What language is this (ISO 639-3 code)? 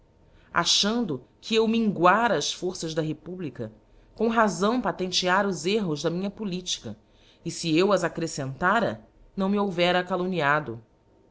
por